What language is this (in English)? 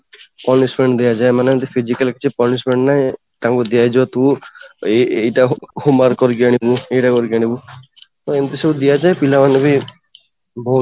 Odia